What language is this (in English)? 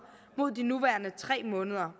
Danish